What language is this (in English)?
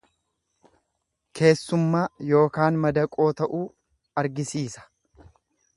Oromo